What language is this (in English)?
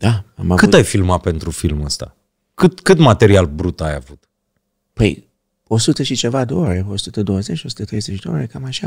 Romanian